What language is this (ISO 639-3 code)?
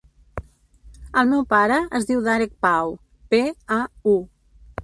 cat